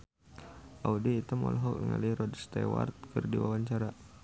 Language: Sundanese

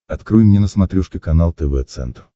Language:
Russian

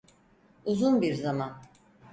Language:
Turkish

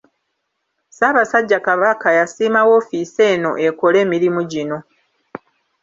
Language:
Ganda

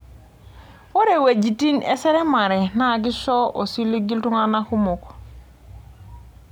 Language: Masai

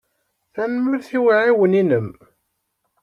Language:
Kabyle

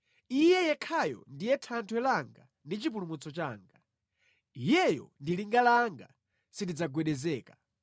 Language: Nyanja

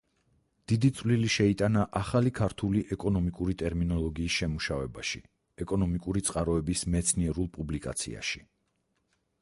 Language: Georgian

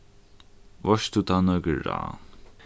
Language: Faroese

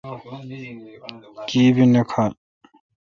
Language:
Kalkoti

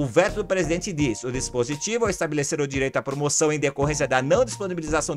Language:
Portuguese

